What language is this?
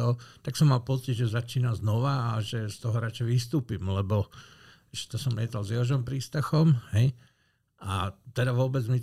Slovak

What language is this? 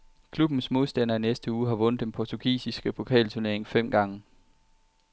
Danish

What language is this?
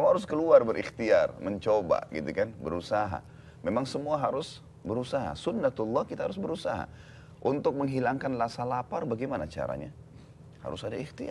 Indonesian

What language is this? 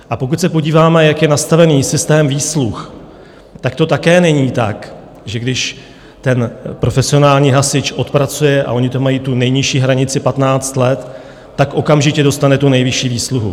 Czech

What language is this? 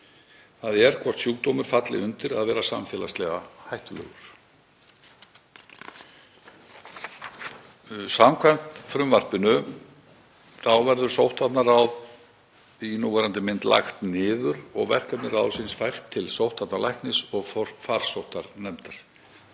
Icelandic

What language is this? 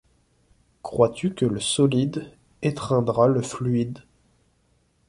French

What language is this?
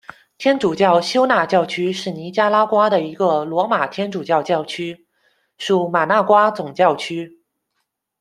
Chinese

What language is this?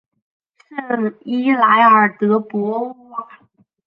Chinese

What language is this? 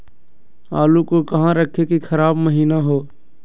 Magahi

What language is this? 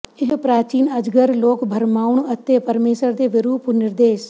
Punjabi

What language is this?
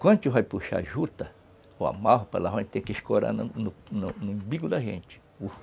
Portuguese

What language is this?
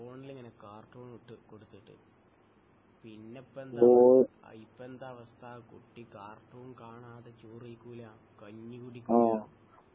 Malayalam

